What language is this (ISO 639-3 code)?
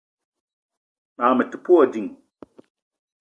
eto